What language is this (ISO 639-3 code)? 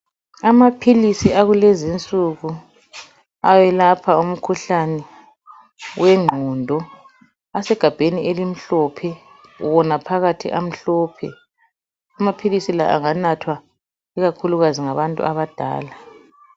nde